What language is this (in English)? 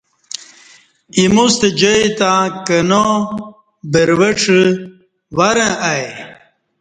Kati